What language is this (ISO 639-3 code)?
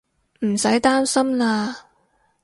yue